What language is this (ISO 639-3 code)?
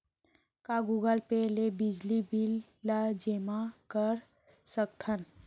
hne